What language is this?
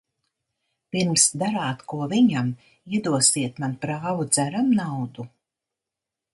Latvian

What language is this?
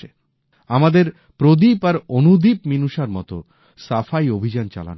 Bangla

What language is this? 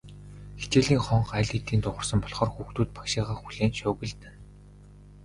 Mongolian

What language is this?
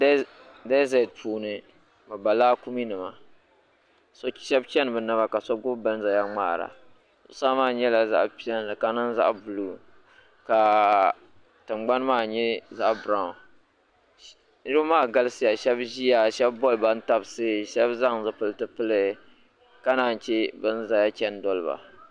Dagbani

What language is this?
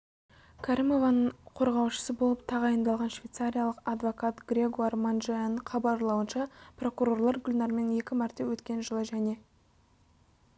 Kazakh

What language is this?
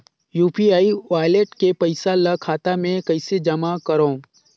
Chhattisgarhi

